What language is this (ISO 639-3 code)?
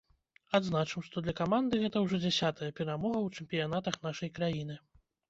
bel